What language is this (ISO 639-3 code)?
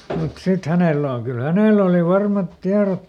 fin